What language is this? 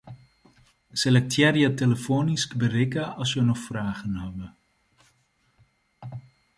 Western Frisian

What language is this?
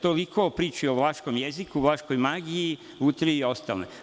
Serbian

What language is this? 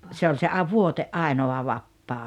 Finnish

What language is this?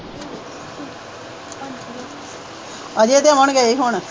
Punjabi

